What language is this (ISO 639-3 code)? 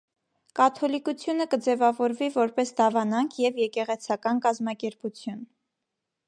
hye